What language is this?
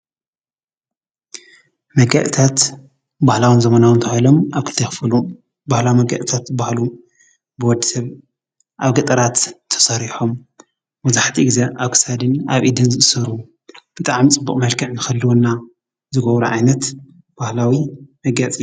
Tigrinya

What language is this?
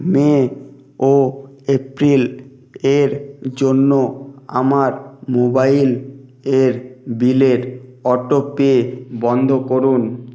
Bangla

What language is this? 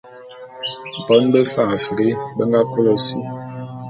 Bulu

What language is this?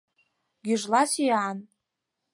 Mari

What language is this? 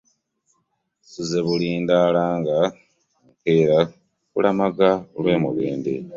Ganda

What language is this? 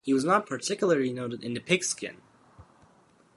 English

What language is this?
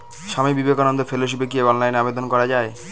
Bangla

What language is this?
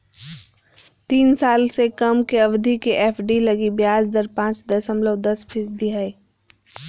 Magahi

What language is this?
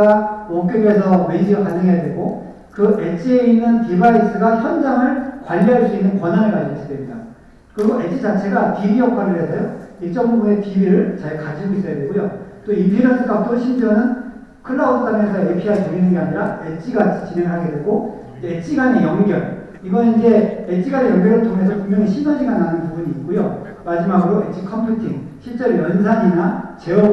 Korean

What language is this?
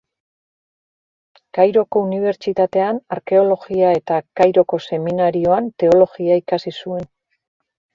Basque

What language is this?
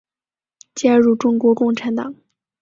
Chinese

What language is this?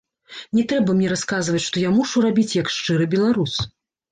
Belarusian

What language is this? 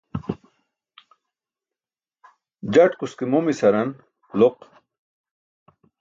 Burushaski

